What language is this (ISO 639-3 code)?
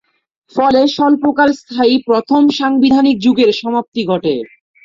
ben